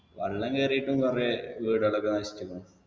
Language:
Malayalam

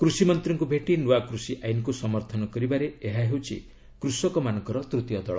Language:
Odia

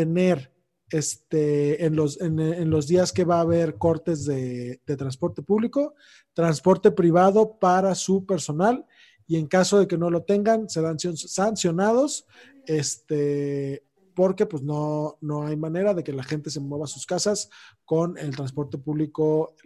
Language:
Spanish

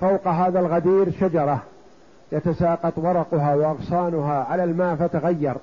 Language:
Arabic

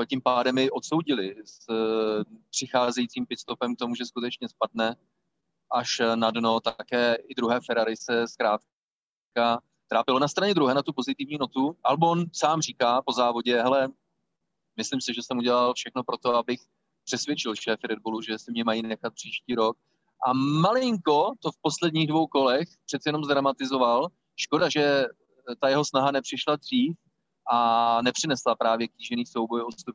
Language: Czech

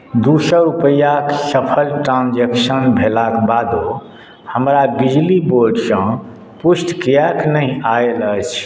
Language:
Maithili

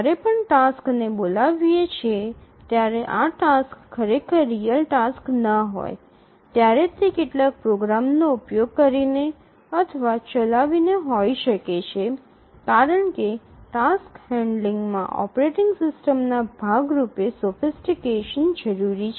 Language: Gujarati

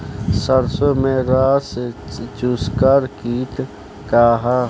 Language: Bhojpuri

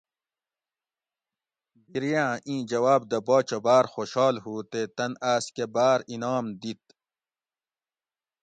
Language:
Gawri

